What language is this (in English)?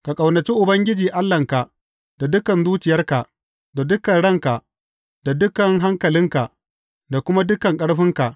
Hausa